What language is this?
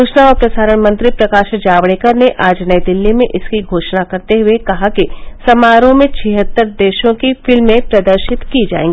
Hindi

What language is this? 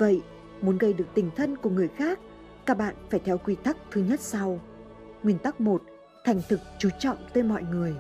Vietnamese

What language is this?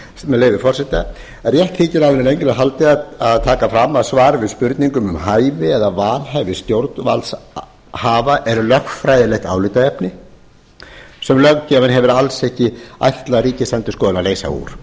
Icelandic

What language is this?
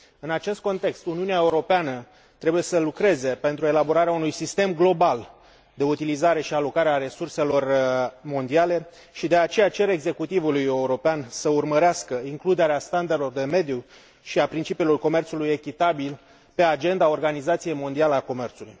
Romanian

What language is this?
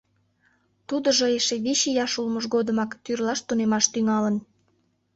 Mari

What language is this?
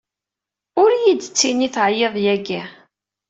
Kabyle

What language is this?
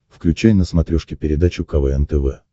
Russian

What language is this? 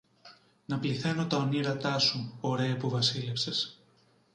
Greek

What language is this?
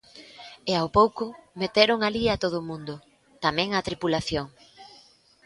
Galician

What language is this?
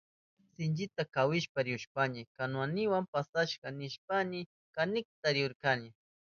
Southern Pastaza Quechua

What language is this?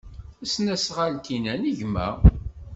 Kabyle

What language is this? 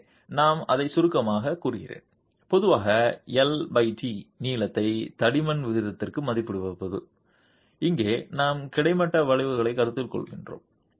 Tamil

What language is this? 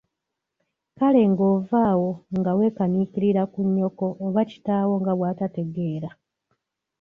Ganda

